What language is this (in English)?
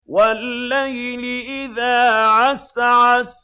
Arabic